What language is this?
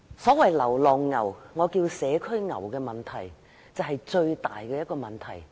Cantonese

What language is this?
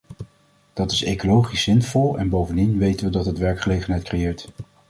Dutch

